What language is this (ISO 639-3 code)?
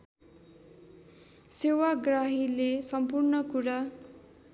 nep